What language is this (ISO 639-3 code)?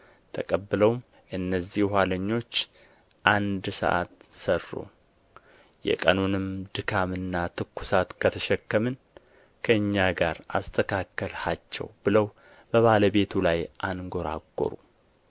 amh